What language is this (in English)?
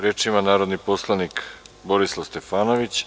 Serbian